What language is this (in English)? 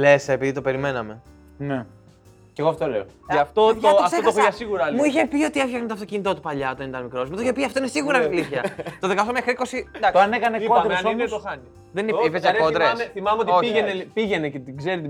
Greek